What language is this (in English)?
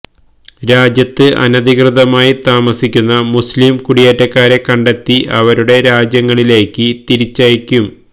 Malayalam